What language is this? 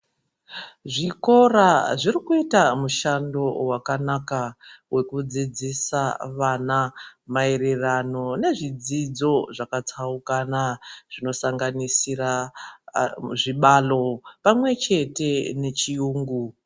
Ndau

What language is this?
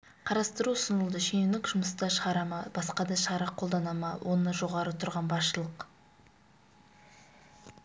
Kazakh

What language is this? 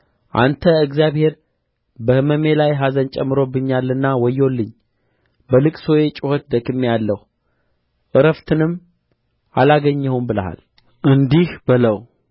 Amharic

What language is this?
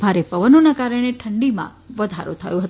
Gujarati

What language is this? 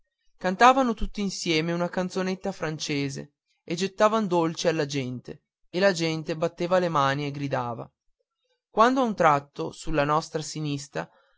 Italian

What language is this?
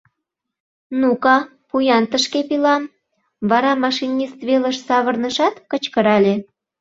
Mari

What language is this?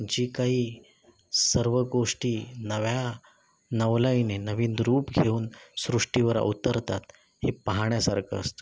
Marathi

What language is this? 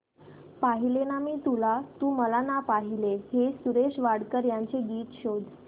Marathi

